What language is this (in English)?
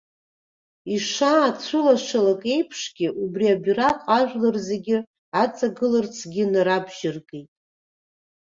Abkhazian